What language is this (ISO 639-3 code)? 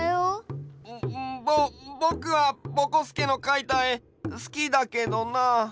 jpn